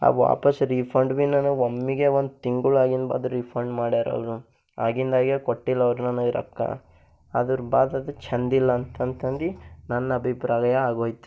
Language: Kannada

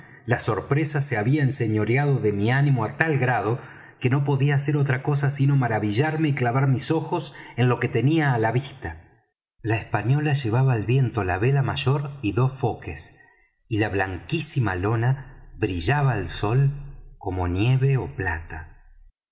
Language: Spanish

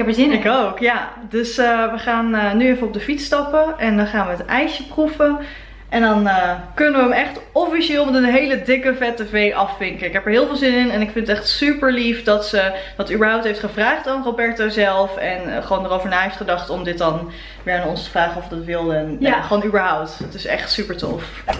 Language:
Dutch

